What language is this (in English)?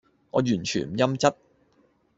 Cantonese